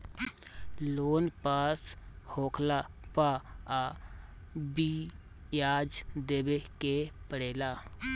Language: Bhojpuri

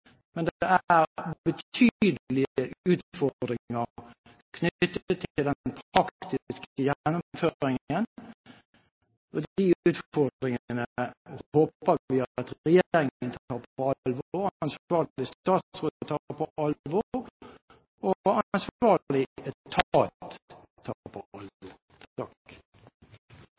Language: Norwegian Bokmål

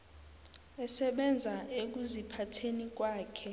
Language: South Ndebele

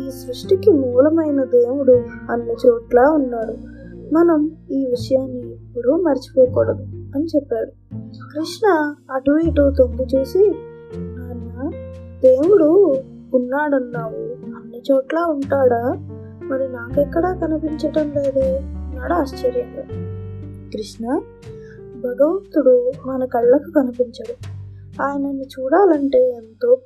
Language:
Telugu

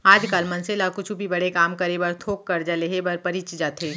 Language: Chhattisgarhi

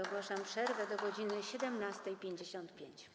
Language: Polish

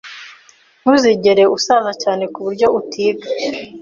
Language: Kinyarwanda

